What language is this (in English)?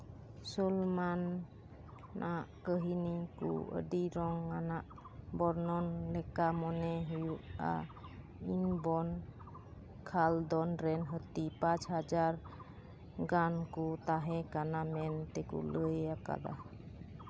Santali